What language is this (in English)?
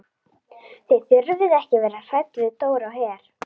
Icelandic